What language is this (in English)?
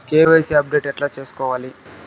Telugu